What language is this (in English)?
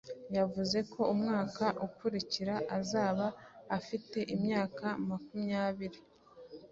Kinyarwanda